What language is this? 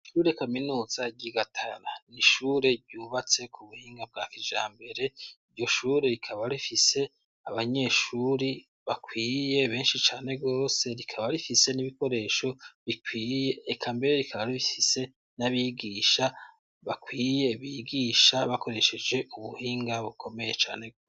Rundi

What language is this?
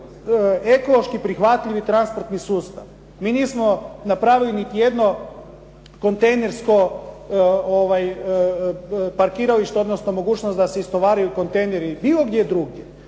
Croatian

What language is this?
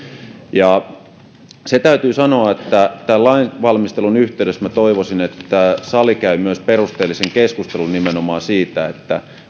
Finnish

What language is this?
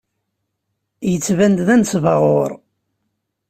Kabyle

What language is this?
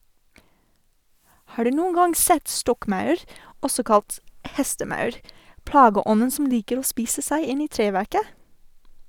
Norwegian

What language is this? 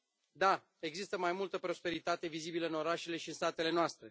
Romanian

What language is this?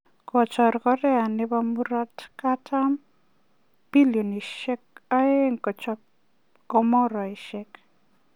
Kalenjin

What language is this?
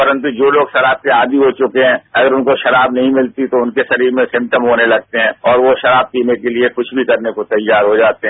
Hindi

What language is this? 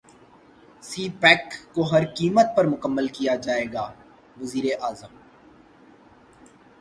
Urdu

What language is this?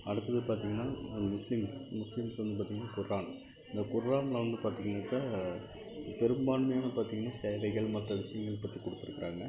Tamil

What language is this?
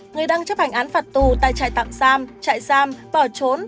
Vietnamese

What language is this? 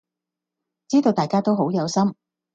Cantonese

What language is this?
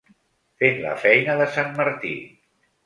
Catalan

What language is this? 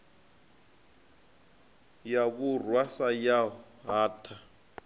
Venda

